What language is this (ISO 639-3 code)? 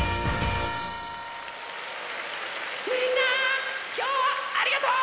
jpn